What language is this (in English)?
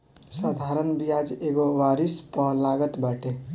Bhojpuri